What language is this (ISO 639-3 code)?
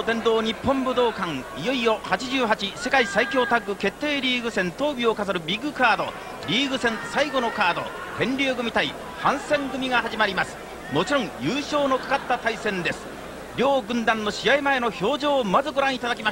jpn